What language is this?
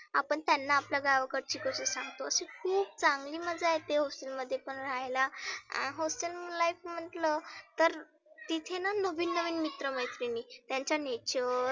Marathi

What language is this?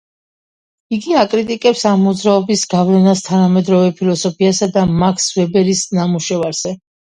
Georgian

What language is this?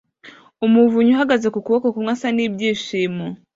Kinyarwanda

